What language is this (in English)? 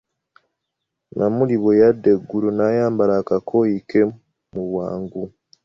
Ganda